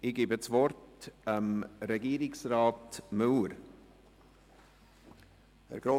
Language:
Swiss German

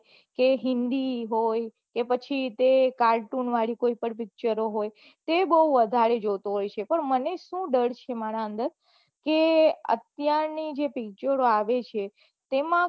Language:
Gujarati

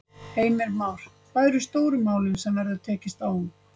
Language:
Icelandic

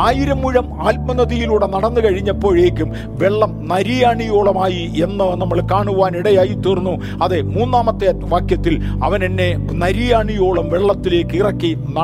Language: Malayalam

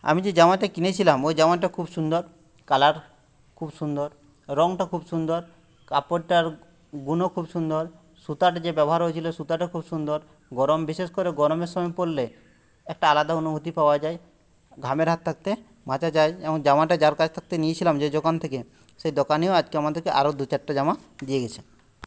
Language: Bangla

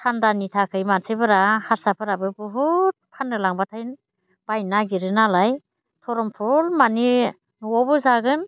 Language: Bodo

